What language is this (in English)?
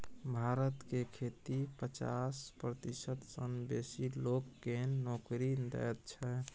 Maithili